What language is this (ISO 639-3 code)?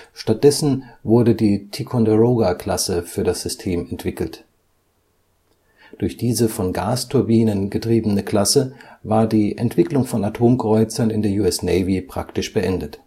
deu